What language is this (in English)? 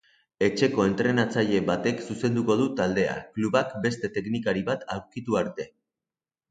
Basque